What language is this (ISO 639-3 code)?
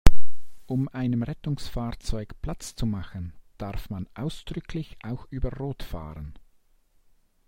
deu